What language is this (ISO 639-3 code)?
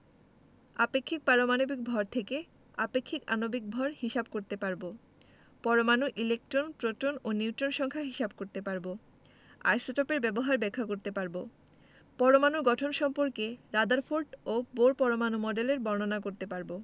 ben